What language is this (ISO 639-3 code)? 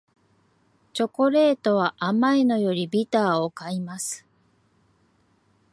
jpn